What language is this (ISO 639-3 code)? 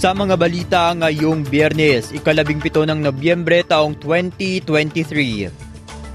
fil